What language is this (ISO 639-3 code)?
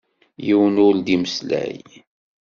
kab